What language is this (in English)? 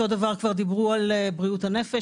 Hebrew